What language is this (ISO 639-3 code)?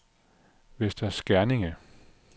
dan